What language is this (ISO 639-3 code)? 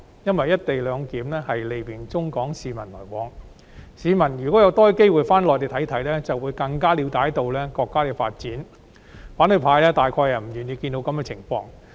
yue